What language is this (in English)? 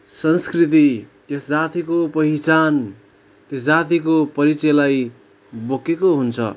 Nepali